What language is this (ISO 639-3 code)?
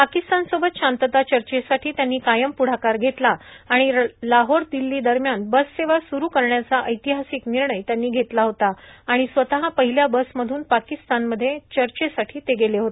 mar